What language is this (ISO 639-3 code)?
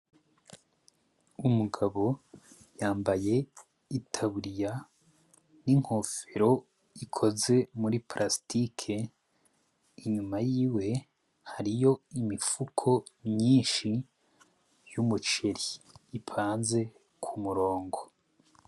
run